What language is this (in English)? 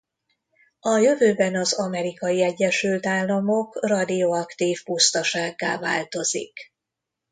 Hungarian